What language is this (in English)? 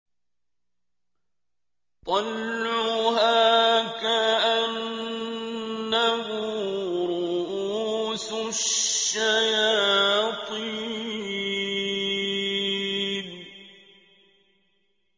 Arabic